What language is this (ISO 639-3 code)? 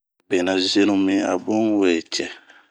bmq